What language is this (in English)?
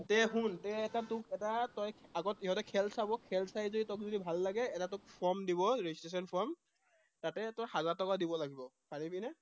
Assamese